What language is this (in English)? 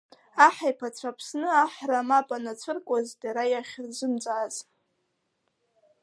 Abkhazian